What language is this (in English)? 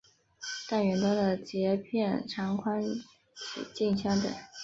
Chinese